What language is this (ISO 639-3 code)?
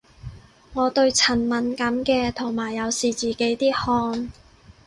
yue